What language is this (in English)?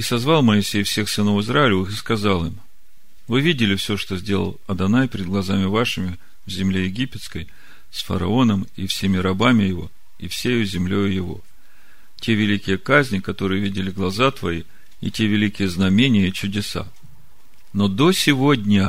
Russian